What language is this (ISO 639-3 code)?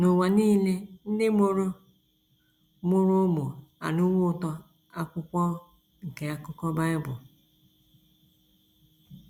ibo